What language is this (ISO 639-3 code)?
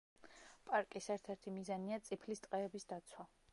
kat